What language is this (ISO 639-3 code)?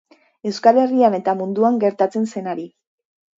eus